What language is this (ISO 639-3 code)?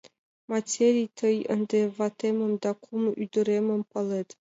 chm